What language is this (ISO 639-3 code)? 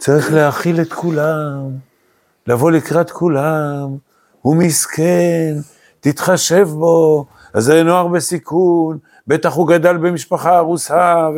heb